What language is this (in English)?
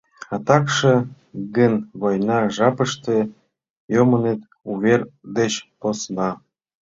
Mari